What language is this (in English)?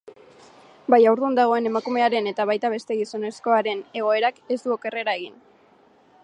Basque